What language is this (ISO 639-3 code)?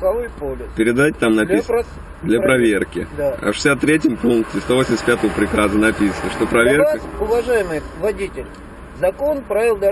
rus